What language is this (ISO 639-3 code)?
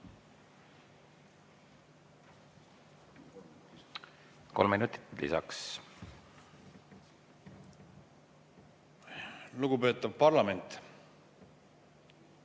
est